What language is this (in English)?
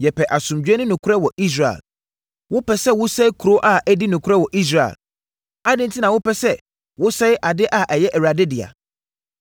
Akan